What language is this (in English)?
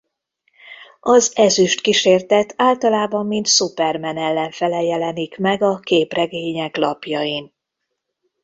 Hungarian